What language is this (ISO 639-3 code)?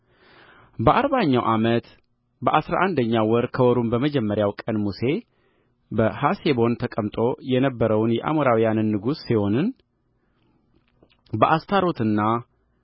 amh